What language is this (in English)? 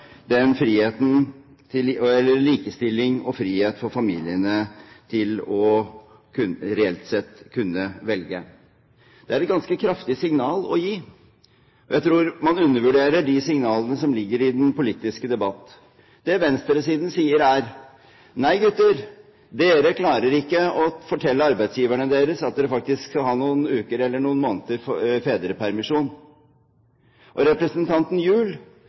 Norwegian Bokmål